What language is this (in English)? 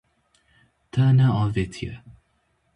Kurdish